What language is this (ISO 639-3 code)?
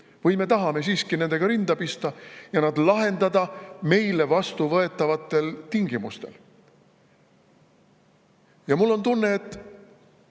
est